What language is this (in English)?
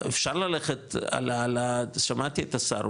Hebrew